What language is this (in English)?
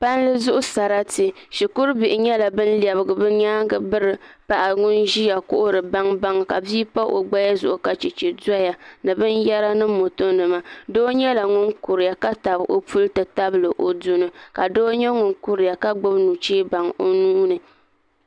Dagbani